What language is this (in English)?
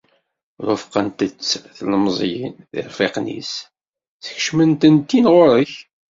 Kabyle